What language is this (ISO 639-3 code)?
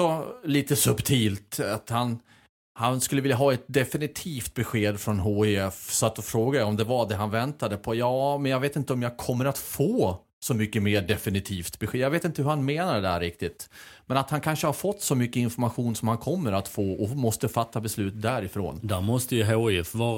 swe